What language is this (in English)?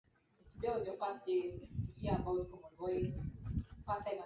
Swahili